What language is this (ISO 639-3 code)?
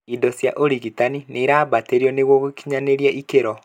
kik